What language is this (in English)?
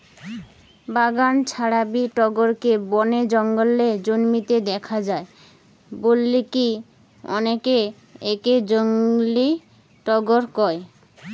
Bangla